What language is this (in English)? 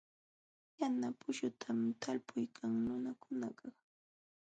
Jauja Wanca Quechua